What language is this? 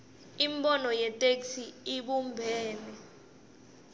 Swati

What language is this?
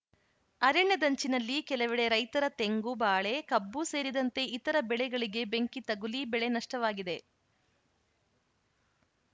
Kannada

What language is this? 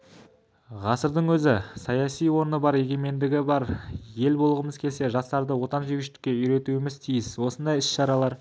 Kazakh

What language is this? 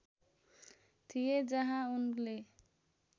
Nepali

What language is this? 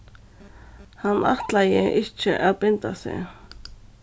Faroese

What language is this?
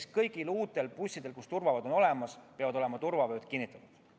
Estonian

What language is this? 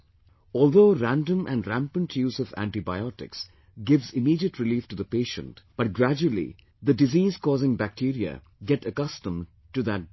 English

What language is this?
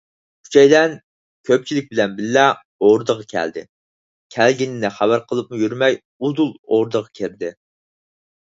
Uyghur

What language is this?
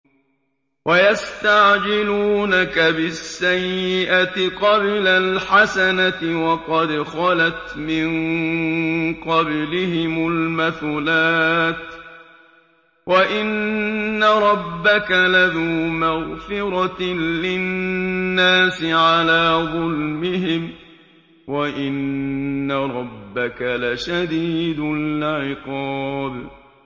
Arabic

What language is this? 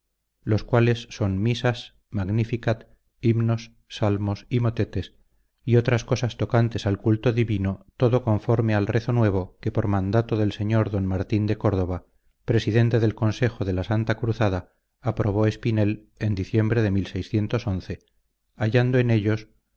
Spanish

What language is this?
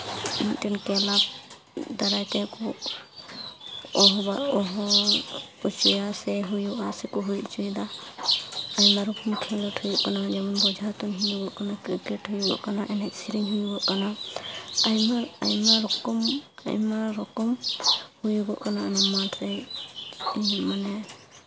Santali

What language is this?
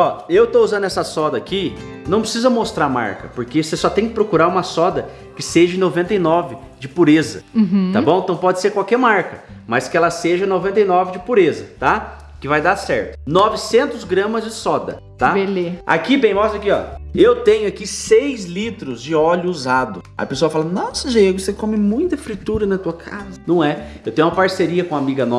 Portuguese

